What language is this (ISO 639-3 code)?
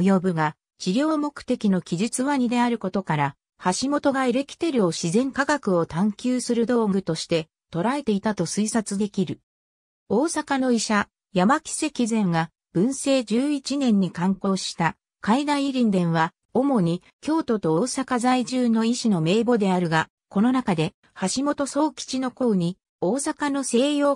jpn